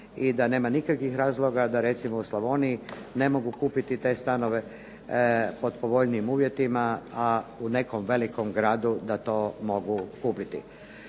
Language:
Croatian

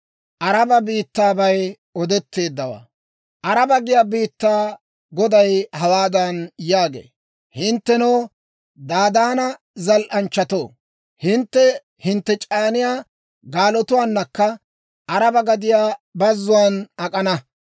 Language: Dawro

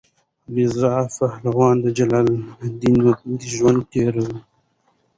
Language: Pashto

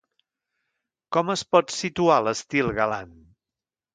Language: Catalan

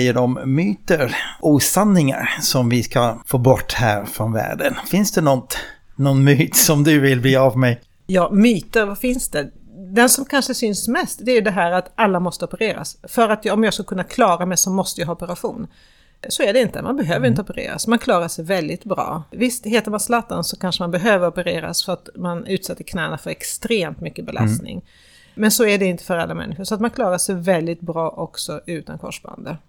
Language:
Swedish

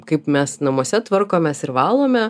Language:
Lithuanian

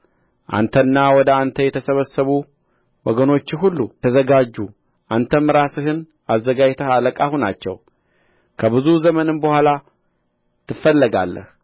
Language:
Amharic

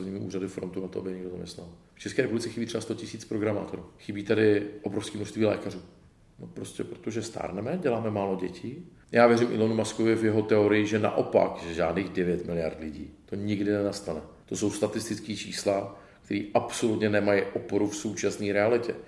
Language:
Czech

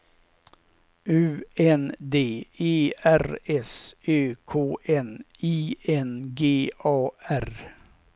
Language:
Swedish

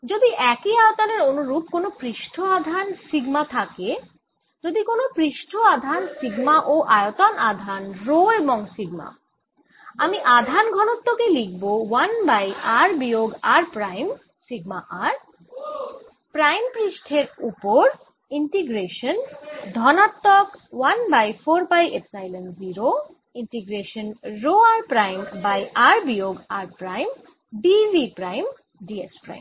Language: Bangla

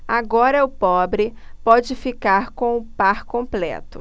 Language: Portuguese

